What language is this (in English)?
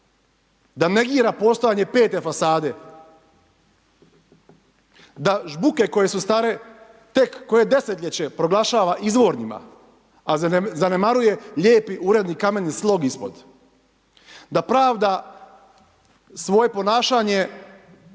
Croatian